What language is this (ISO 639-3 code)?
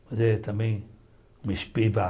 por